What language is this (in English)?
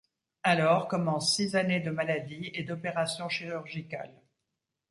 French